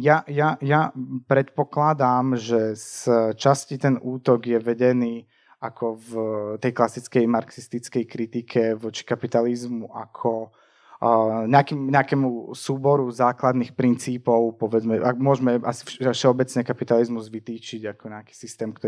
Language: Slovak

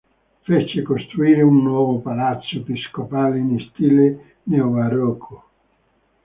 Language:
Italian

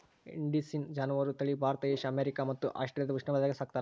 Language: Kannada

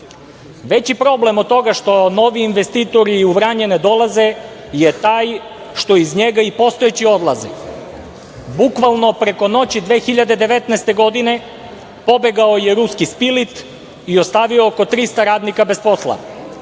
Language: Serbian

